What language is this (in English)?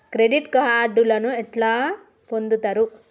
Telugu